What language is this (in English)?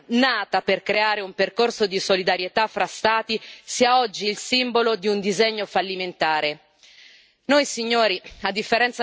Italian